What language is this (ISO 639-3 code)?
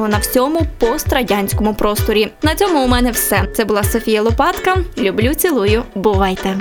ukr